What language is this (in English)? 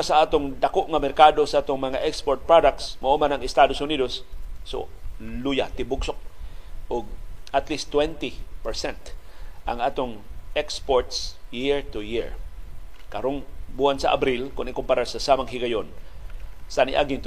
Filipino